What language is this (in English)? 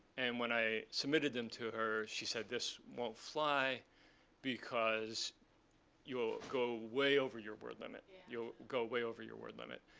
English